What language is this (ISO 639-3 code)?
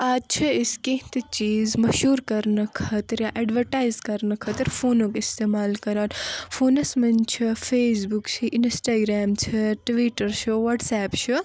kas